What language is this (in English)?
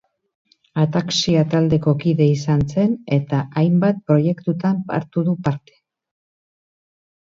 Basque